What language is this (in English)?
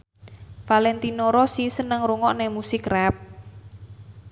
Javanese